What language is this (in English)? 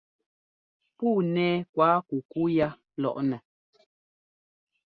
Ngomba